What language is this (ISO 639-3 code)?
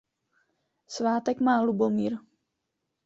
ces